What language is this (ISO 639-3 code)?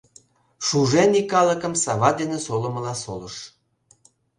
chm